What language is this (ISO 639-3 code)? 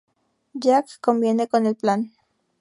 spa